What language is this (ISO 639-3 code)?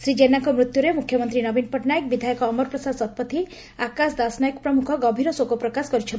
ori